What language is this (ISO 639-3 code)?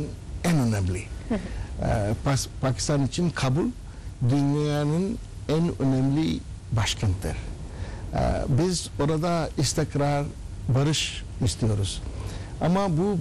tur